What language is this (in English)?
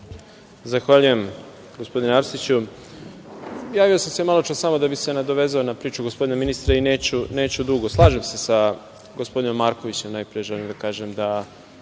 Serbian